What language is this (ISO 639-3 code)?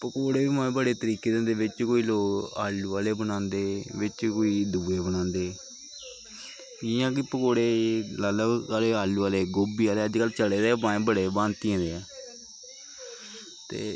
doi